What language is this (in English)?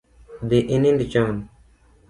Luo (Kenya and Tanzania)